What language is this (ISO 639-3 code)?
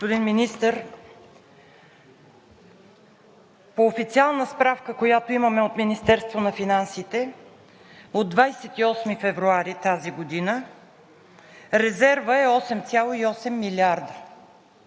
bul